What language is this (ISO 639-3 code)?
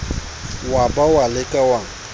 sot